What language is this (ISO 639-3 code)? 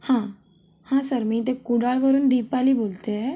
mar